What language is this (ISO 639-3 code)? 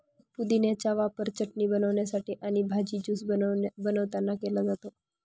mar